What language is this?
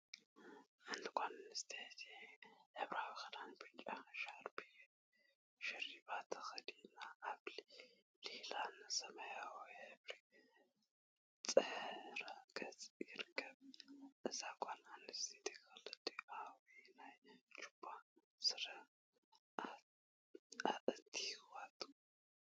Tigrinya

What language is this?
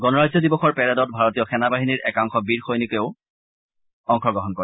Assamese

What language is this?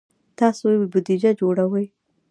Pashto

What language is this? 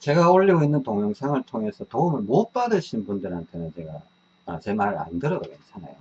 Korean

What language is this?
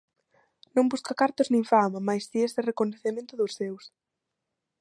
Galician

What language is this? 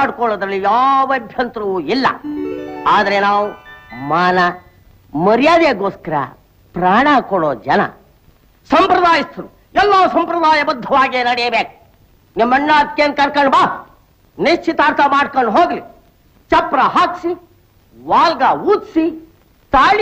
Hindi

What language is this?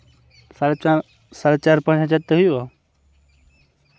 Santali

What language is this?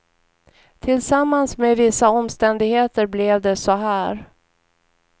Swedish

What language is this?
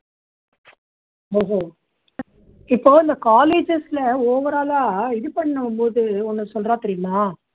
Tamil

